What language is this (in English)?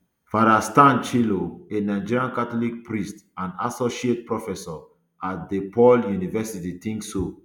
Nigerian Pidgin